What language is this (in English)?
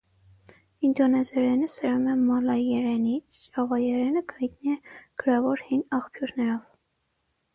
Armenian